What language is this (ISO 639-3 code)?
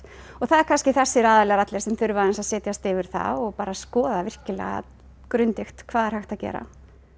isl